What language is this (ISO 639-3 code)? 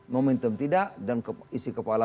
ind